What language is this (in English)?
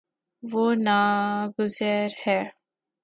Urdu